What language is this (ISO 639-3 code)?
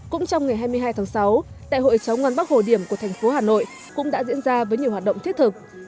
vie